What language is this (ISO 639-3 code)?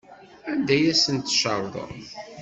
kab